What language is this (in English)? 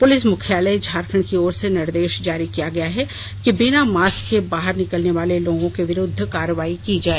Hindi